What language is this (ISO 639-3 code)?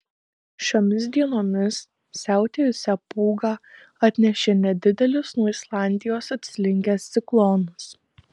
lit